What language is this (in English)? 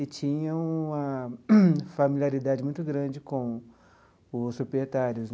Portuguese